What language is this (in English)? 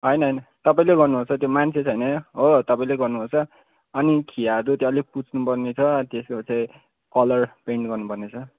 Nepali